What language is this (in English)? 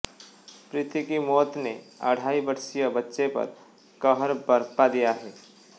Hindi